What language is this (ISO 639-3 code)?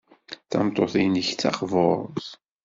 kab